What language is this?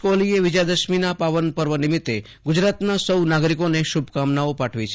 Gujarati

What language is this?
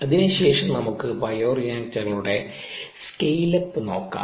Malayalam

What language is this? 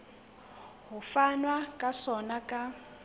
Southern Sotho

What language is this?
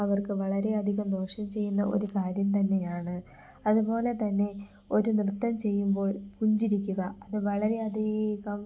Malayalam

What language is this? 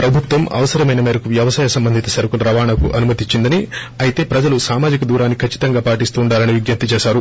Telugu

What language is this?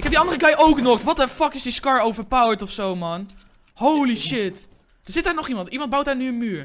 Dutch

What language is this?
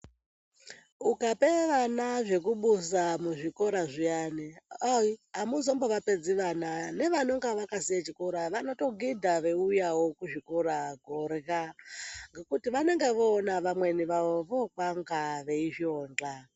Ndau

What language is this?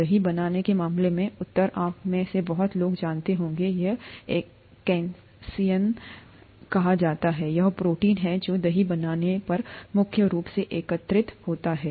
Hindi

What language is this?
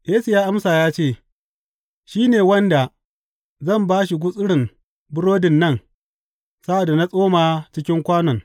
Hausa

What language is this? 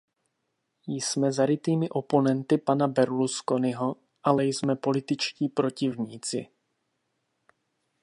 Czech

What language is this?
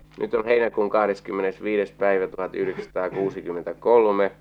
Finnish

